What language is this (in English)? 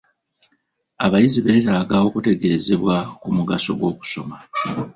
Ganda